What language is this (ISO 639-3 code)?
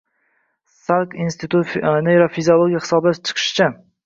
uzb